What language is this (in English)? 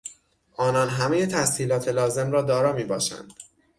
Persian